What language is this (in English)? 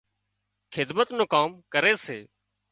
Wadiyara Koli